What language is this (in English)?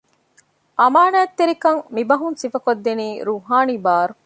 Divehi